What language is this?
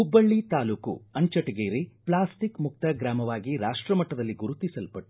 Kannada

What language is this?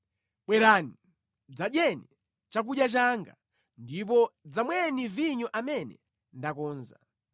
Nyanja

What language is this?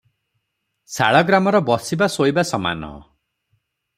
Odia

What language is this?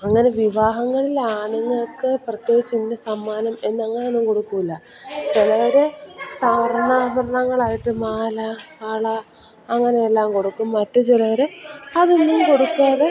Malayalam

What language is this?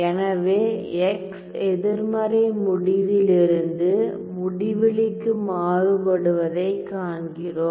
Tamil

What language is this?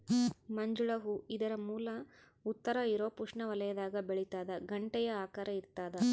Kannada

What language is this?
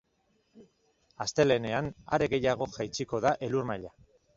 Basque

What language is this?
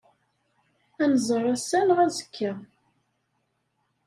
Kabyle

